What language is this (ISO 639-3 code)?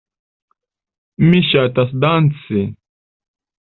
epo